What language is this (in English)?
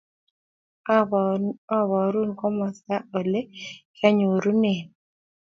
Kalenjin